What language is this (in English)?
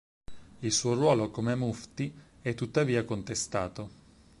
Italian